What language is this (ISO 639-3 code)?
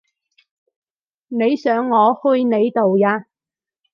yue